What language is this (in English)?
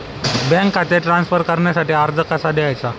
Marathi